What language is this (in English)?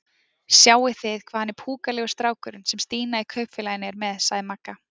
Icelandic